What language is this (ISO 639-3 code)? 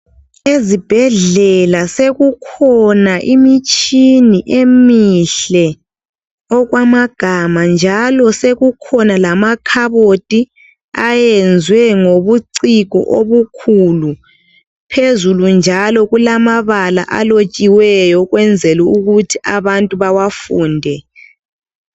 nde